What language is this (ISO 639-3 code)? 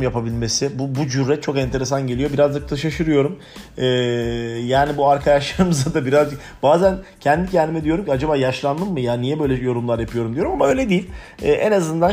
tur